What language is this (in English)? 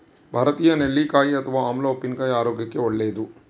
Kannada